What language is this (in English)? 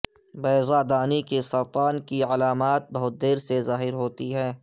Urdu